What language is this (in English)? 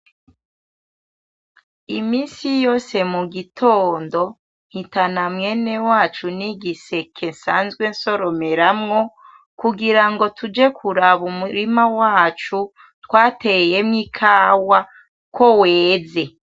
Rundi